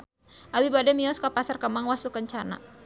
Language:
Sundanese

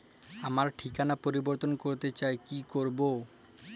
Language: Bangla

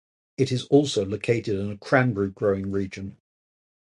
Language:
English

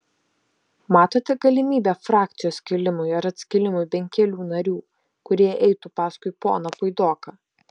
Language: Lithuanian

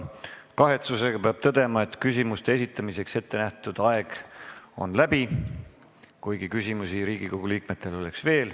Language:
Estonian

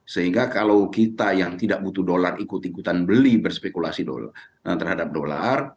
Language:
Indonesian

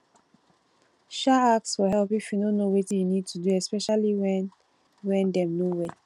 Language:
Nigerian Pidgin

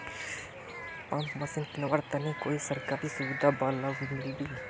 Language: Magahi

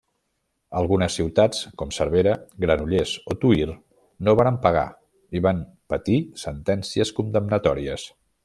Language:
Catalan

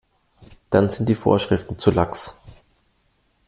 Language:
German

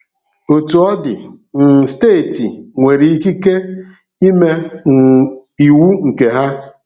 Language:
Igbo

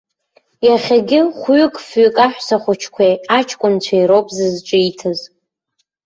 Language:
Abkhazian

